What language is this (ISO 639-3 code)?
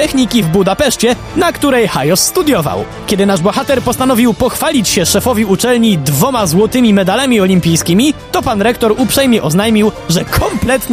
pol